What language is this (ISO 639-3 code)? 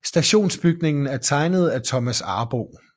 dan